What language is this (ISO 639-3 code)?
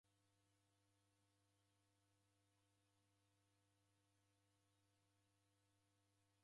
dav